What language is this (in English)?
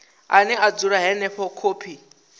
Venda